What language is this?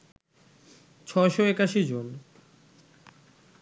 Bangla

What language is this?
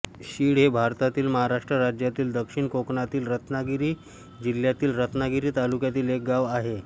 Marathi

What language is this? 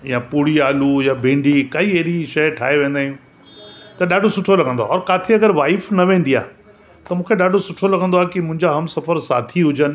Sindhi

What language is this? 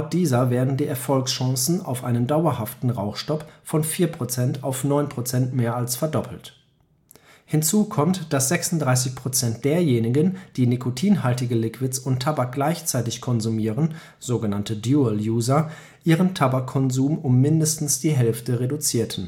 German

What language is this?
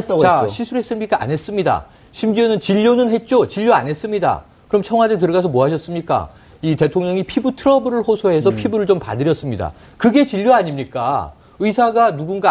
Korean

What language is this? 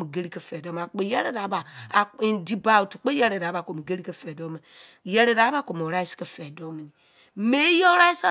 Izon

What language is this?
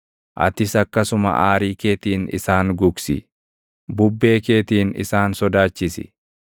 Oromo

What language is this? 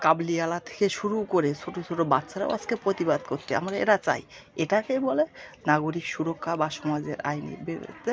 Bangla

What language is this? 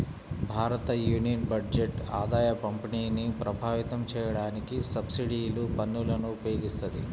Telugu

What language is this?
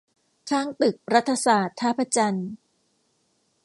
Thai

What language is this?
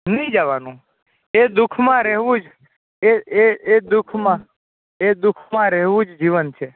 Gujarati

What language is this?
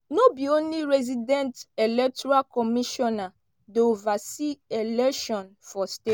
Nigerian Pidgin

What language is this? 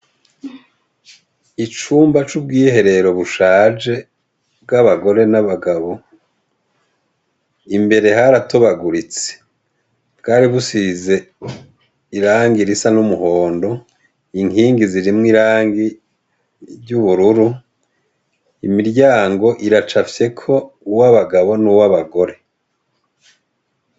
Rundi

